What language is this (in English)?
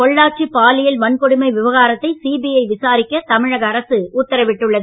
Tamil